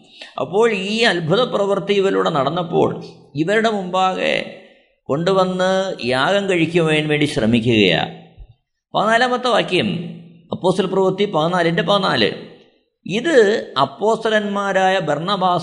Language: Malayalam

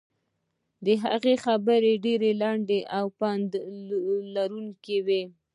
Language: Pashto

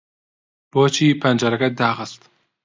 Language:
Central Kurdish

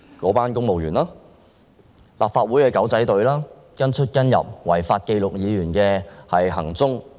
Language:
Cantonese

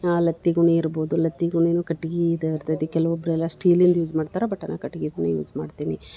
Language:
Kannada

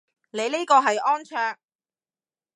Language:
Cantonese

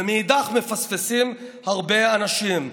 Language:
Hebrew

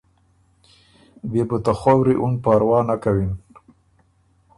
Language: Ormuri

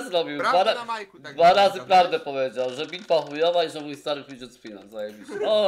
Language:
Polish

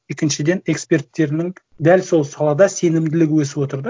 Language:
Kazakh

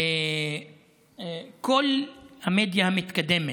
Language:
Hebrew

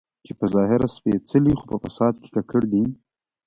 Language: Pashto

